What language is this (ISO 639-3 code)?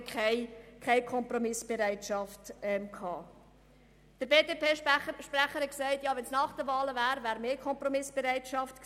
gsw